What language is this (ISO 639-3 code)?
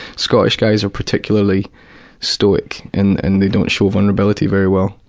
eng